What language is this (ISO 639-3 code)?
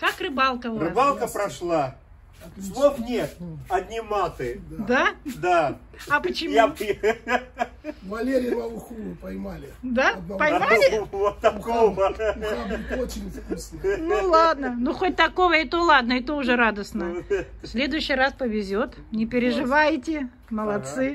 rus